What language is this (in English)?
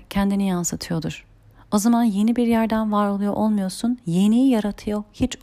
Turkish